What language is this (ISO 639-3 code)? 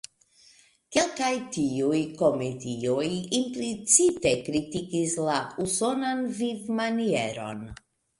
epo